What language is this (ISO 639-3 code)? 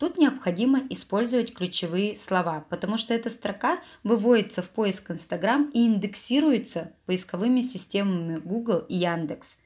rus